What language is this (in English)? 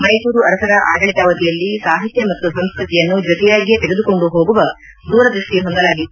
Kannada